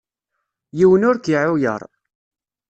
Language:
Kabyle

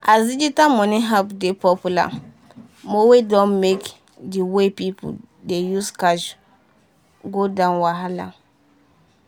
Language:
Nigerian Pidgin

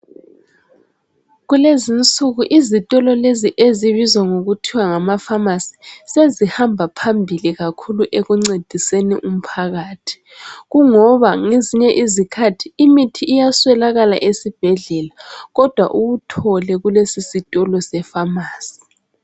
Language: North Ndebele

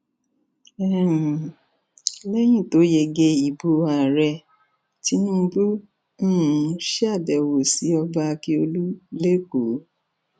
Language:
Yoruba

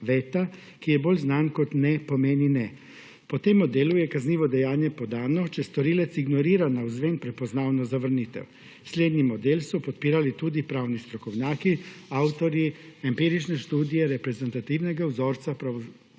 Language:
Slovenian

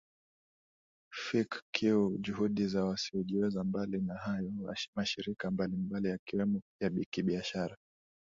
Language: Swahili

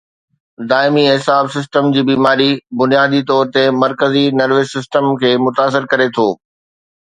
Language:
Sindhi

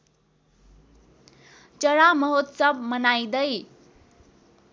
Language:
Nepali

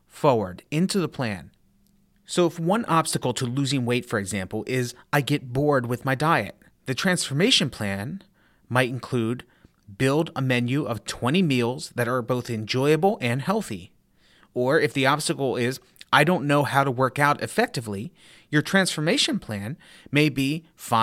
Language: English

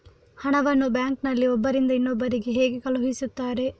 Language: Kannada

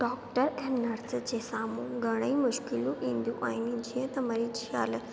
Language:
Sindhi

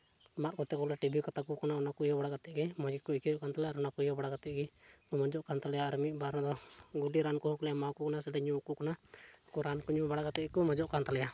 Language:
Santali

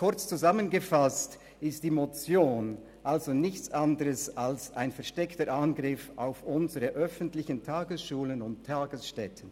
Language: Swiss German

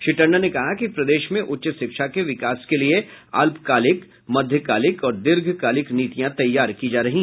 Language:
Hindi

